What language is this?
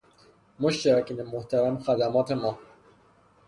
Persian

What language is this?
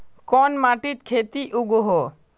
Magahi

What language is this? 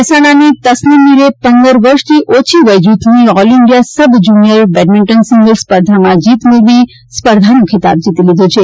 Gujarati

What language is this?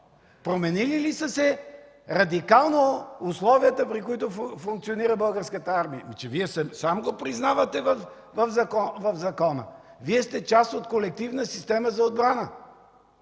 Bulgarian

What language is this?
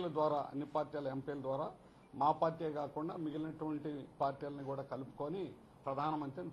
Telugu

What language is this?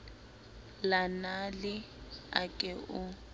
Southern Sotho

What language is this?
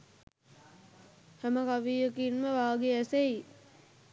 Sinhala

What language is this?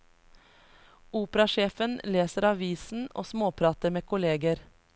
Norwegian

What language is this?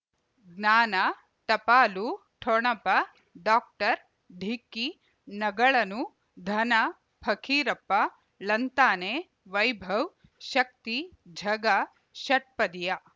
Kannada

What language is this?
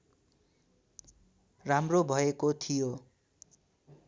Nepali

